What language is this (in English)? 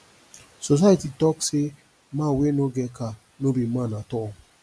Nigerian Pidgin